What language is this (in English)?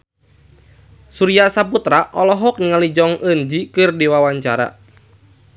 Sundanese